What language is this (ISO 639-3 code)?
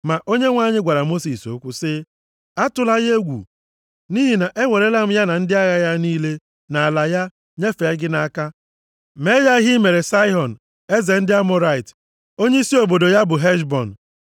ibo